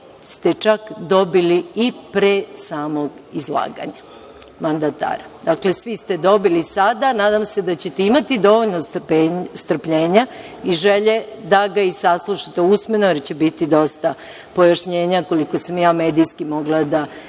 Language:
Serbian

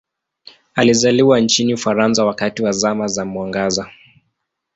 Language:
Swahili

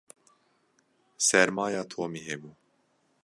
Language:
Kurdish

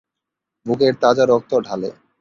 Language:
Bangla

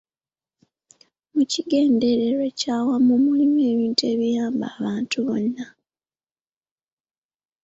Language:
Ganda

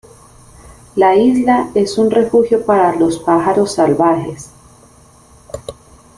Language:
Spanish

